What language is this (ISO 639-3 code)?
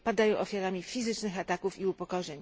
pol